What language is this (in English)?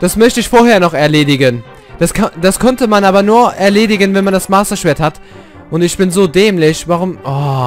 German